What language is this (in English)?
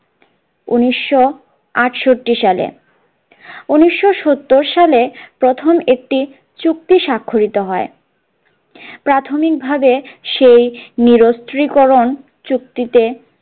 Bangla